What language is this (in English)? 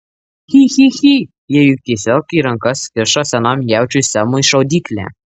Lithuanian